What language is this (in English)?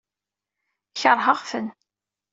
Kabyle